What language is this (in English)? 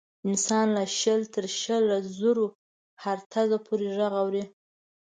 Pashto